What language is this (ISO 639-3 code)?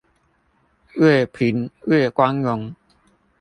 zho